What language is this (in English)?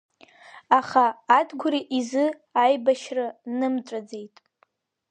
Abkhazian